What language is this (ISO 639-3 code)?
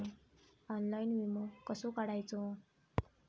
mar